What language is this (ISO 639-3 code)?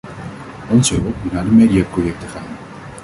nld